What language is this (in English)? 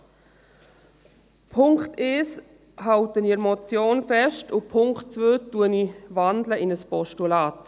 Swiss German